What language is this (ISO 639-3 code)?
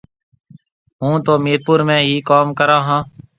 mve